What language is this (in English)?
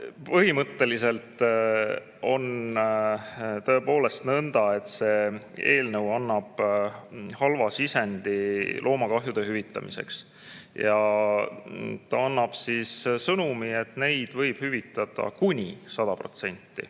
Estonian